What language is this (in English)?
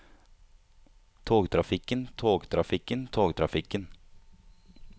Norwegian